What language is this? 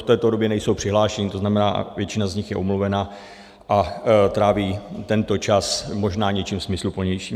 Czech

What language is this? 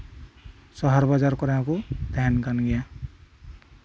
Santali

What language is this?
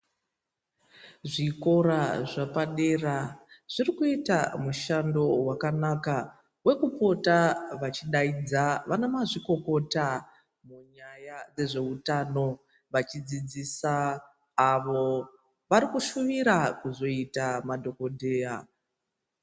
Ndau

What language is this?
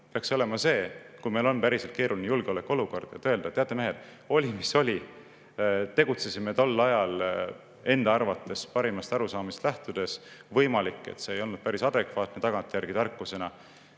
Estonian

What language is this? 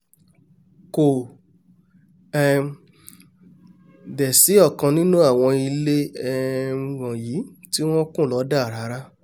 Yoruba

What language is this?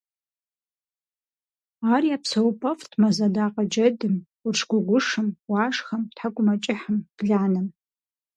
Kabardian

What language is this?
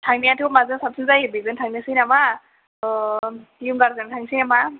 Bodo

